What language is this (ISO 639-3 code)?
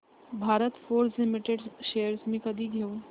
mar